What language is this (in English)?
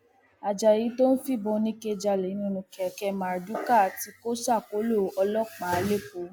Yoruba